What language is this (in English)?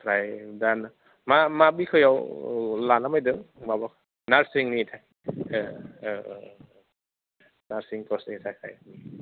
Bodo